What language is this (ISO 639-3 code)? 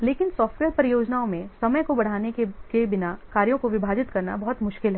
hin